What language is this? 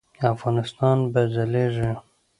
Pashto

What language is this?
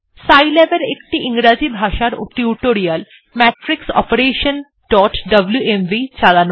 Bangla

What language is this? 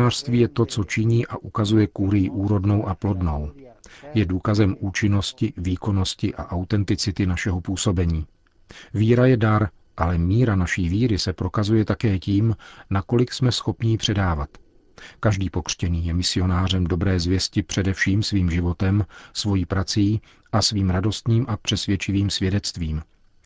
Czech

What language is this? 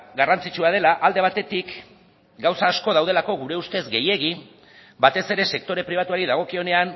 Basque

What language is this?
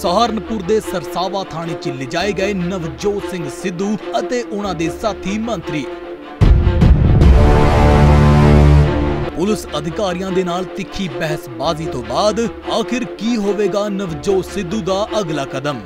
Hindi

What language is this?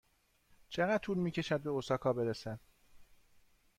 Persian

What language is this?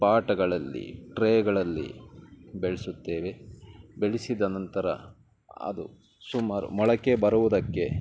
Kannada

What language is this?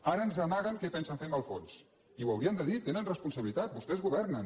Catalan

